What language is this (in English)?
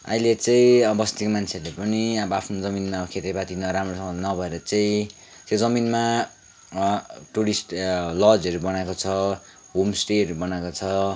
Nepali